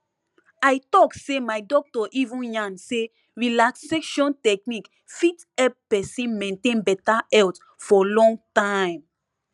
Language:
Nigerian Pidgin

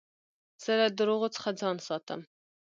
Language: Pashto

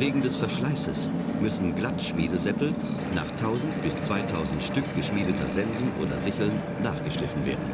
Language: German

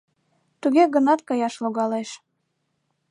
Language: Mari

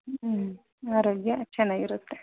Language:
Kannada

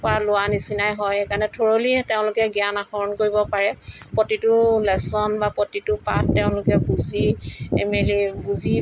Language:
Assamese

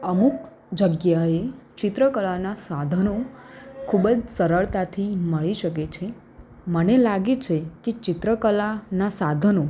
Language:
Gujarati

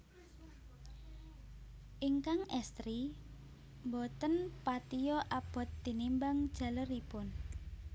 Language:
Javanese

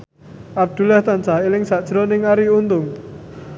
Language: Javanese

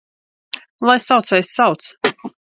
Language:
Latvian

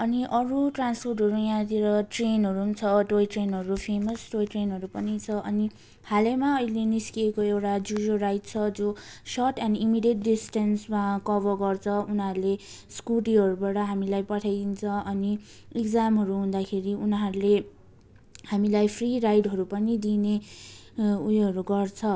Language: Nepali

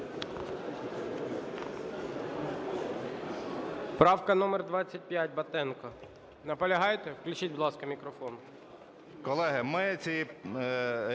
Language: Ukrainian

